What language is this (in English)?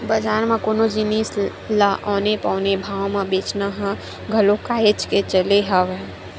Chhattisgarhi